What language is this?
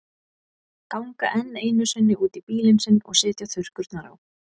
Icelandic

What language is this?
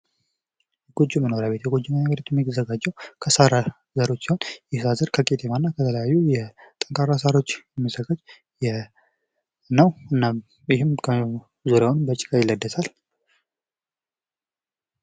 Amharic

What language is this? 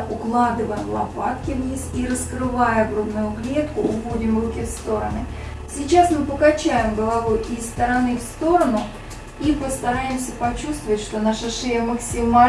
Russian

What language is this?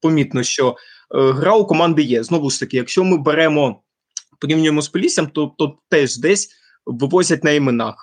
Ukrainian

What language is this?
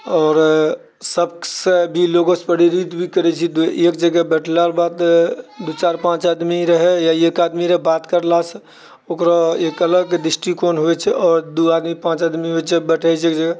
Maithili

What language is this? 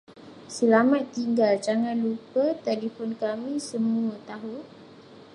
Malay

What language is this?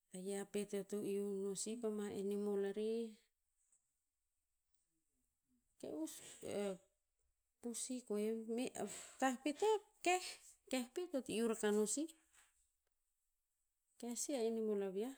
Tinputz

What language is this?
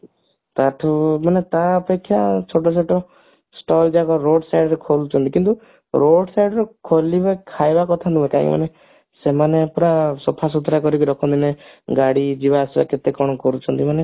Odia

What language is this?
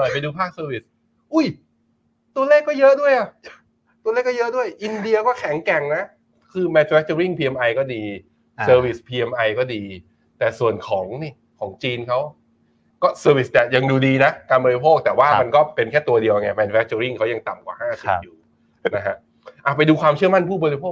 Thai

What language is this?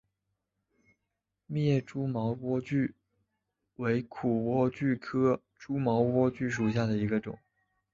Chinese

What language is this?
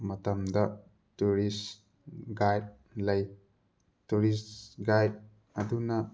Manipuri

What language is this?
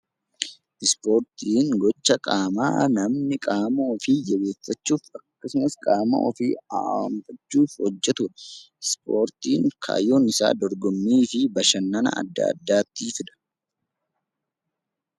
Oromo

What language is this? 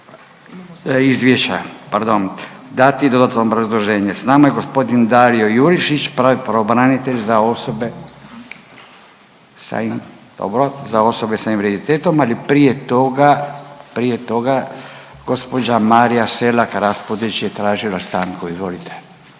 Croatian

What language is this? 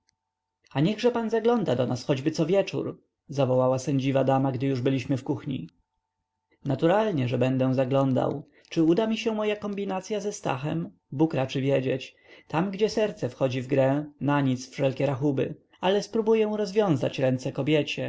Polish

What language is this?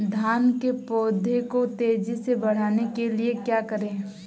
Hindi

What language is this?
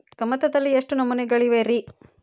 Kannada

